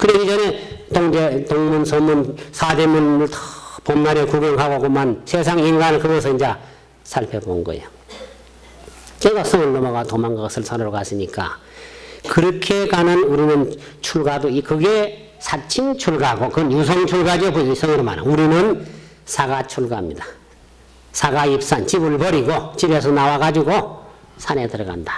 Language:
Korean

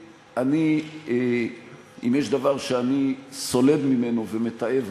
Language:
Hebrew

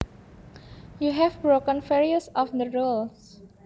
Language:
Javanese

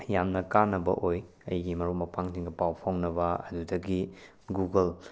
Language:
Manipuri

